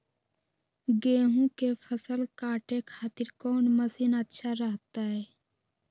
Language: Magahi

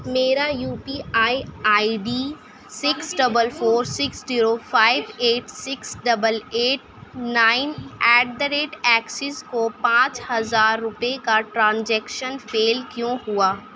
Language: Urdu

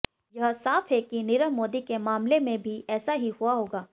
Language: Hindi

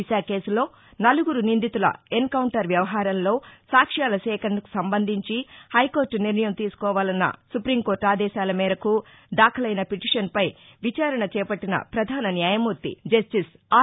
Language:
Telugu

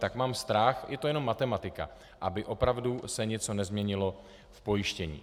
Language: Czech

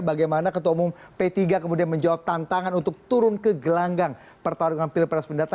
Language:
Indonesian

